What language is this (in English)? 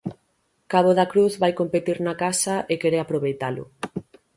Galician